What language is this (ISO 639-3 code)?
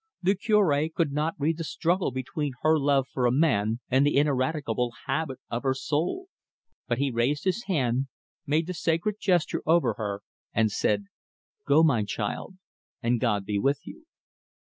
eng